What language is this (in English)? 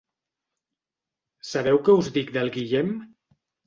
Catalan